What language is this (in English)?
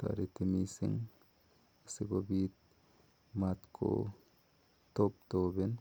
Kalenjin